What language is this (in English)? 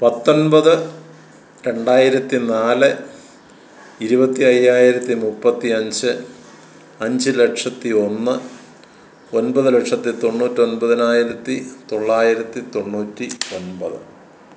Malayalam